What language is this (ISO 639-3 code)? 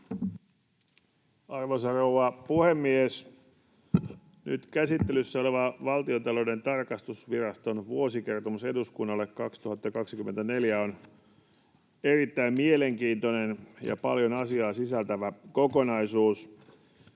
fin